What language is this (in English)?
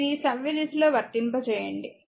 Telugu